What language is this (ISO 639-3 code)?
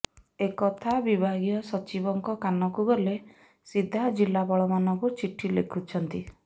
ori